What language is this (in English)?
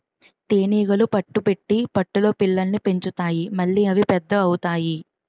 Telugu